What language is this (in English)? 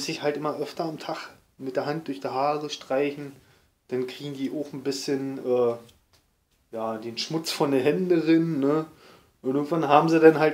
German